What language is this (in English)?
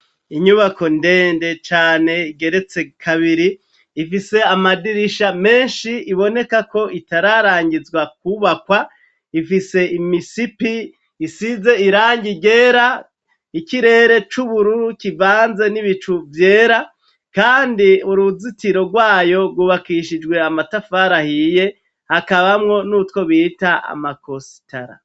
Rundi